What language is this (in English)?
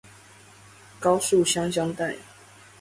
Chinese